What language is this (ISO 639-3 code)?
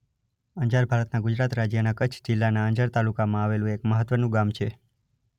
guj